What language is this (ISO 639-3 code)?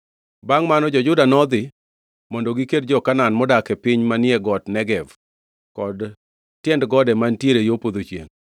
luo